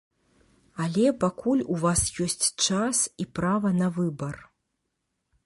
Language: Belarusian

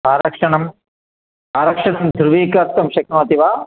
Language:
Sanskrit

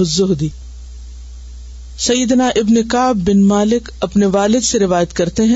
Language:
Urdu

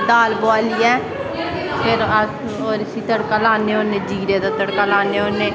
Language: Dogri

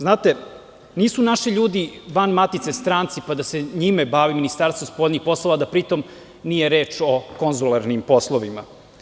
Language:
Serbian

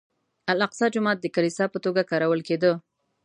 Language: Pashto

